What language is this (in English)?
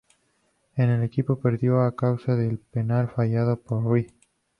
Spanish